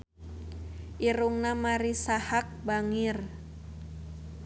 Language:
Sundanese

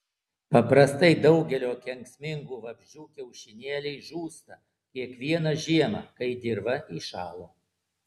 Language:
Lithuanian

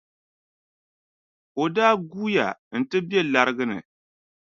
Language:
Dagbani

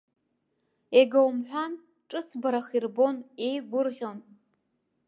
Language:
Abkhazian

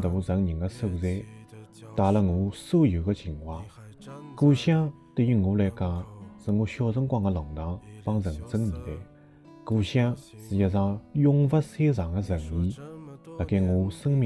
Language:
Chinese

